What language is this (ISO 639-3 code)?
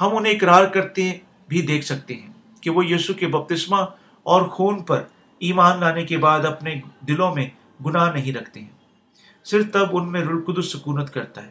urd